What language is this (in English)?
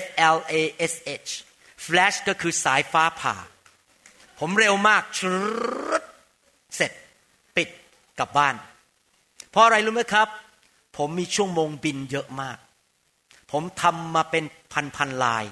Thai